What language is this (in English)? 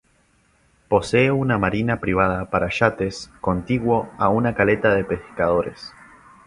Spanish